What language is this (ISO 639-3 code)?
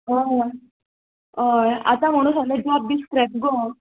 kok